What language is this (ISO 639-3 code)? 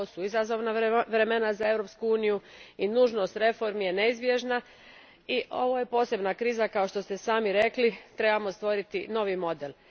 hrv